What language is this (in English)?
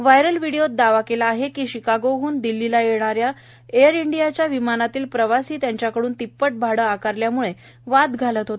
Marathi